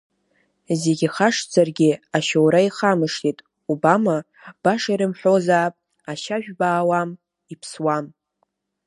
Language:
Abkhazian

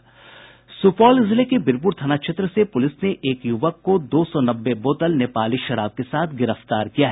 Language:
Hindi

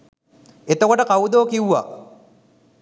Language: Sinhala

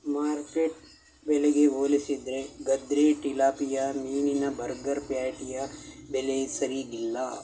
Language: Kannada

